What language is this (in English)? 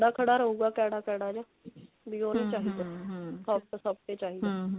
Punjabi